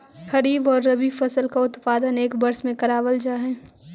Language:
Magahi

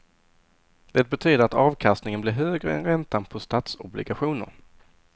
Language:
Swedish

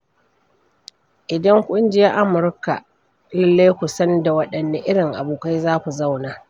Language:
Hausa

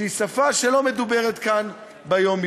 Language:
Hebrew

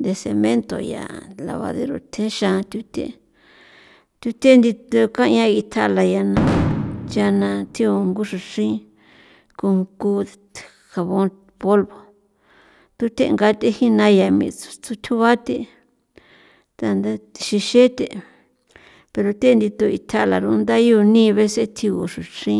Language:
San Felipe Otlaltepec Popoloca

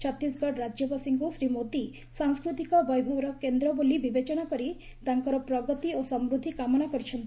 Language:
Odia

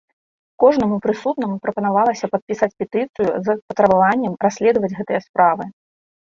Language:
Belarusian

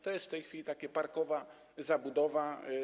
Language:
Polish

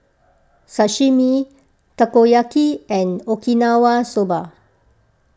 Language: English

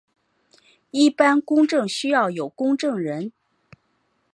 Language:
Chinese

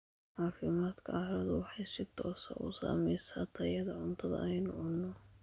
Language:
Somali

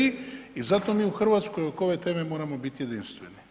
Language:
Croatian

